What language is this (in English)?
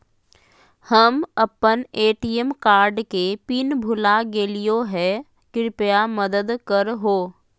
Magahi